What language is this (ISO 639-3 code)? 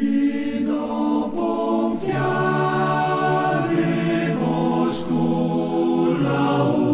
ita